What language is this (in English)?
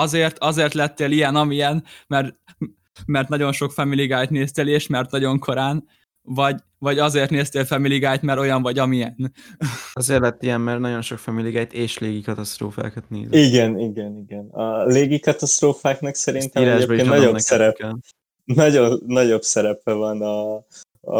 Hungarian